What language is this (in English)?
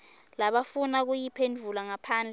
Swati